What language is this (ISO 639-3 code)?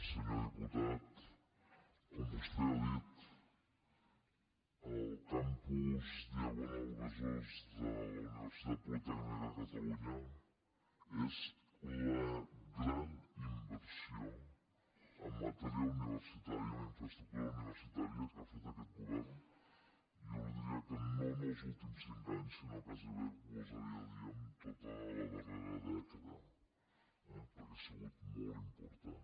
cat